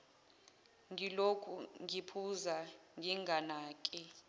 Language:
Zulu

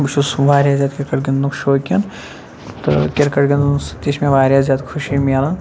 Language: Kashmiri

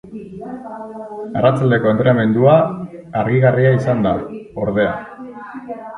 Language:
Basque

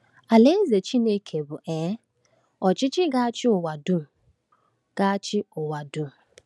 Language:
Igbo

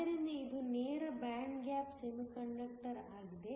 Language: Kannada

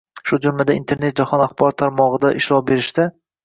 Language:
Uzbek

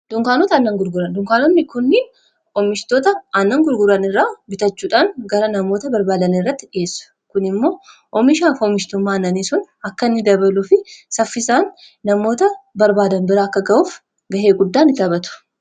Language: Oromo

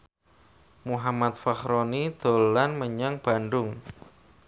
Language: Javanese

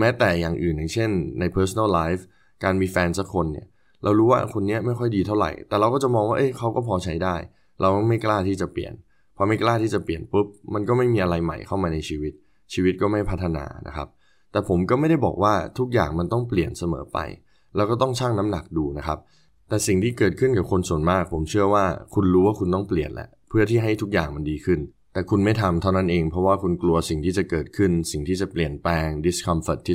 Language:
Thai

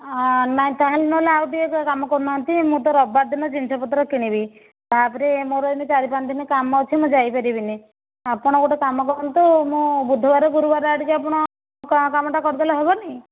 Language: Odia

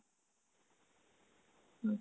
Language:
Assamese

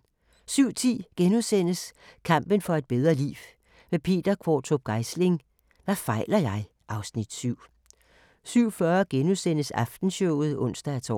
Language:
Danish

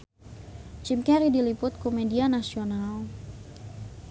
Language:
Sundanese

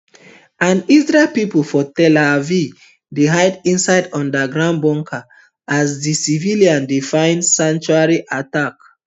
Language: Nigerian Pidgin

